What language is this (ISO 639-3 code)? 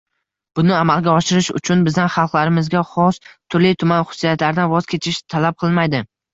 uzb